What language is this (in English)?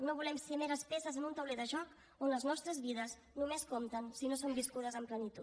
Catalan